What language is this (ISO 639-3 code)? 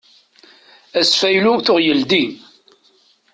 kab